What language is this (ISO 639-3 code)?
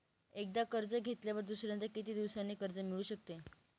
mar